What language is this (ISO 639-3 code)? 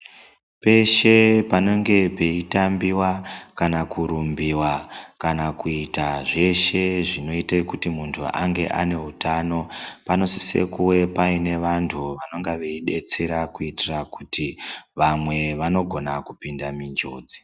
ndc